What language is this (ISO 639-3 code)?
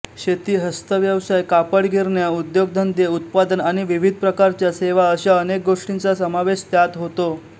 mar